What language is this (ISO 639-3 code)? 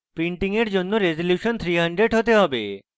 ben